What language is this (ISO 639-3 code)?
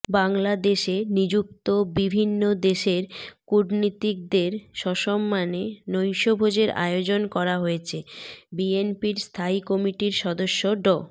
ben